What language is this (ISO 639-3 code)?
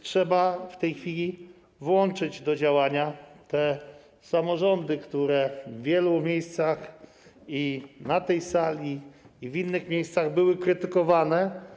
pol